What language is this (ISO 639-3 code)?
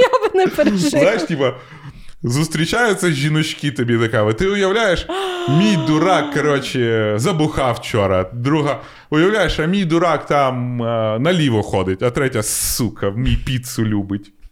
ukr